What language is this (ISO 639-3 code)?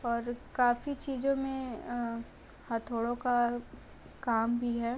hin